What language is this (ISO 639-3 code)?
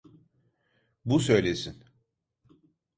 tur